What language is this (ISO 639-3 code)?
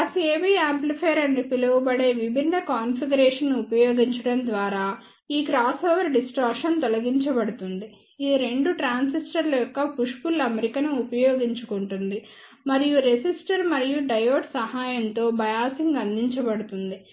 tel